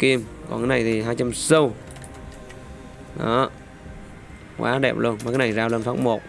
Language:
Vietnamese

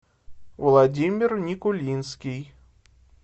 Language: Russian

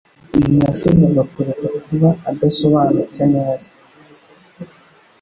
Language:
Kinyarwanda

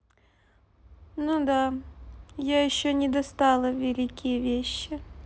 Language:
Russian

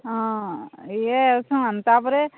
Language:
Odia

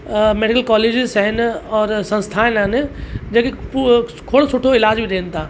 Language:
Sindhi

